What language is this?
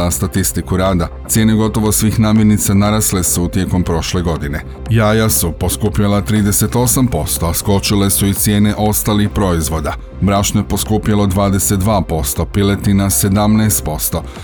Croatian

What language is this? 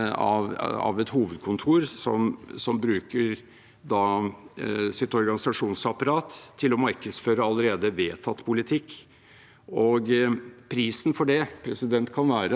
Norwegian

